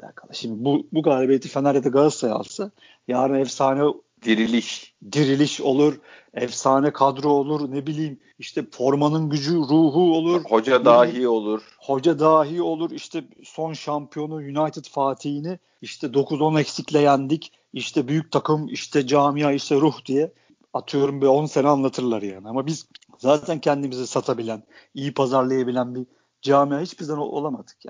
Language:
Turkish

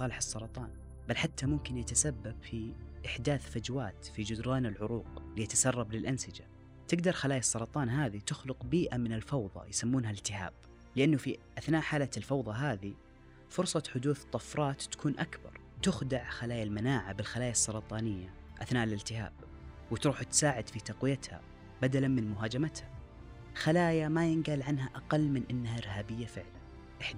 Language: Arabic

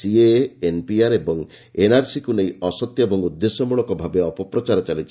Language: Odia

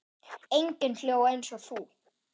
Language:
Icelandic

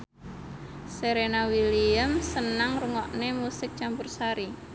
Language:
Javanese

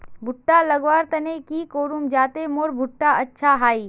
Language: Magahi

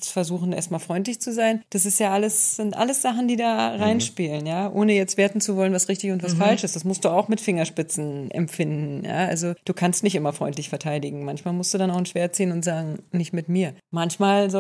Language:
German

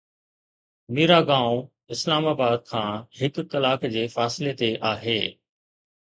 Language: Sindhi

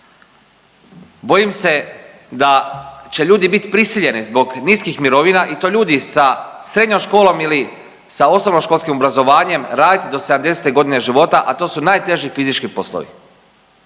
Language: Croatian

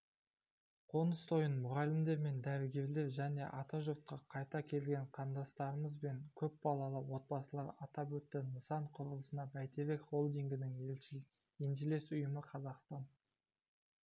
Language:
Kazakh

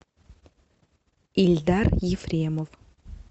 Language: Russian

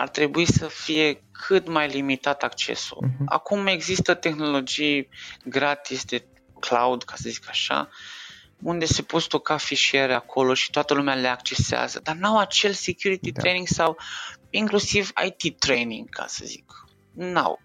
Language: Romanian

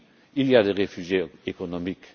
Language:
French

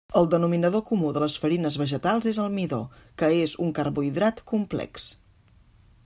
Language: Catalan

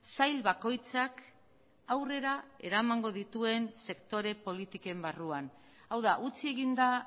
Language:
Basque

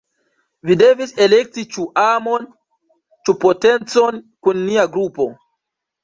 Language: Esperanto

